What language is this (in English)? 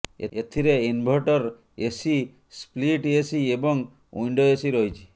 Odia